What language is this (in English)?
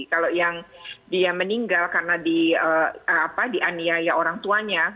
Indonesian